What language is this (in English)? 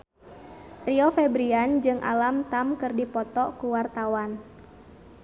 Sundanese